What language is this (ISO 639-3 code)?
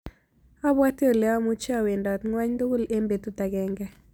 kln